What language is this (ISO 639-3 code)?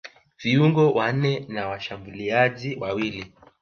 swa